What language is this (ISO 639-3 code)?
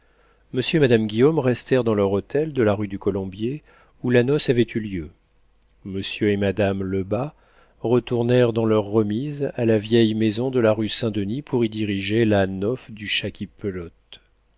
fra